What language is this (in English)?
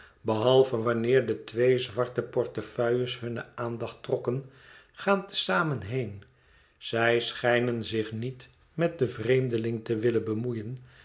Dutch